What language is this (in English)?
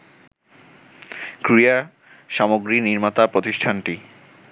Bangla